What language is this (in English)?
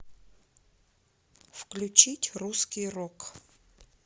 Russian